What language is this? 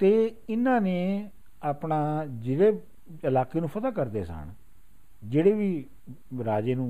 Punjabi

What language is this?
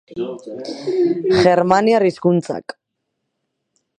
Basque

